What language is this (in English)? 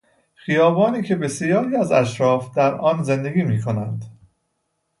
Persian